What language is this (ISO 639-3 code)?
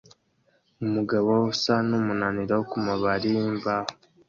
kin